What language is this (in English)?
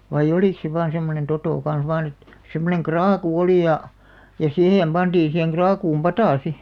Finnish